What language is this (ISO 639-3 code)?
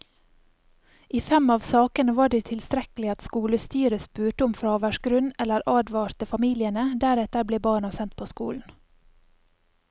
nor